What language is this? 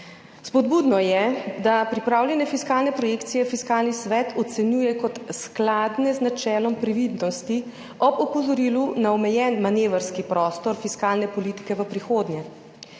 Slovenian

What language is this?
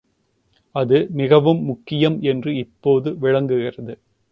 Tamil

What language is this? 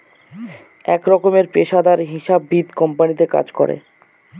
Bangla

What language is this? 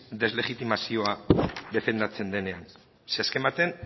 Basque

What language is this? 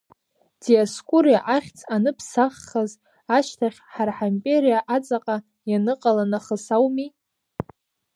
Abkhazian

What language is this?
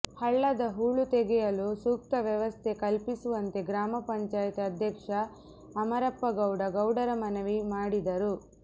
Kannada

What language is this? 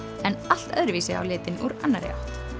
Icelandic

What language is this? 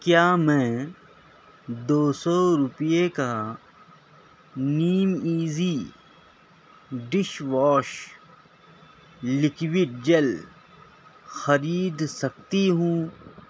Urdu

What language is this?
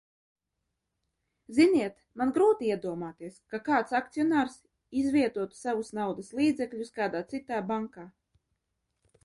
Latvian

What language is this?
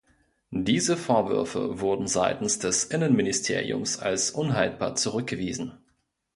German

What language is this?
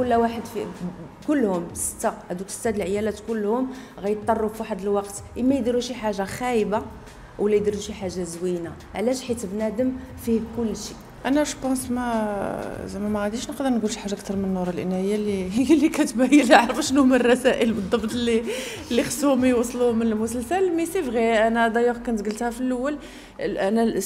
Arabic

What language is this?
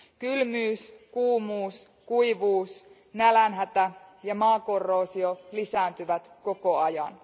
Finnish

